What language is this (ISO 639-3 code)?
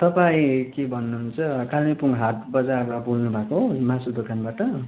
nep